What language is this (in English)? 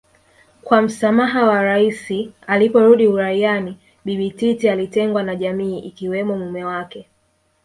Swahili